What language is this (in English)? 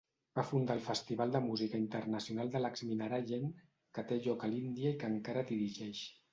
Catalan